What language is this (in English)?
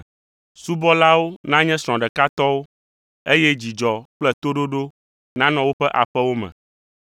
Ewe